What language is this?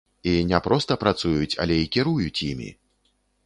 Belarusian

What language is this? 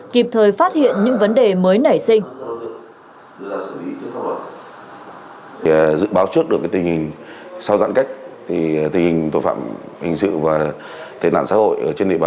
Vietnamese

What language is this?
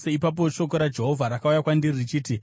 Shona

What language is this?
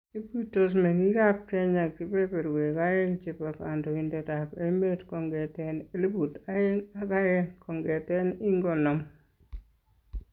Kalenjin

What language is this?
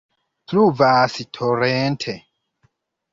Esperanto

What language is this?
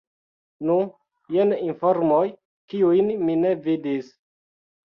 Esperanto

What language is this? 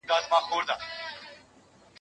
Pashto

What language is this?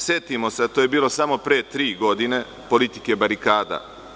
Serbian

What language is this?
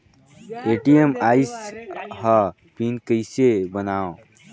Chhattisgarhi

